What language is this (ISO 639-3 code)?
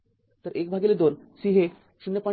mar